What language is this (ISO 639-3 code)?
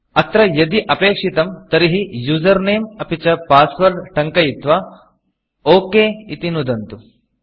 san